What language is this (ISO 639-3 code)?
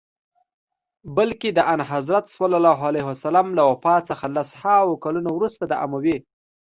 pus